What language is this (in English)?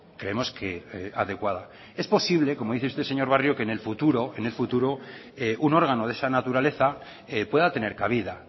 Spanish